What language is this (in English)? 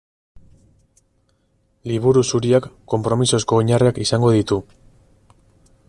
Basque